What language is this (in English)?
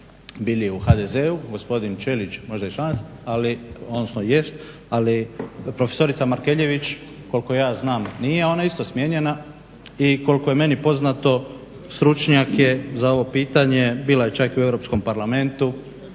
Croatian